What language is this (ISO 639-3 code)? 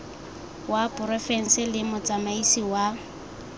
tsn